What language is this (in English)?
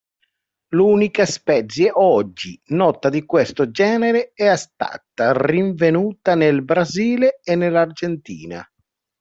Italian